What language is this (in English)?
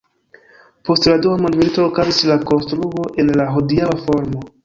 Esperanto